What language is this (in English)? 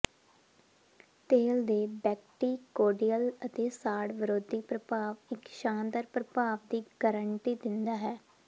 Punjabi